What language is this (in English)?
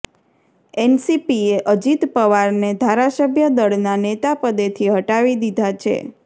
Gujarati